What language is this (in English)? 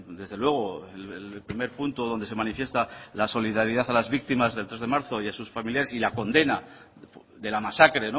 Spanish